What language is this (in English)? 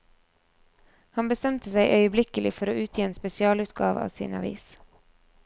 Norwegian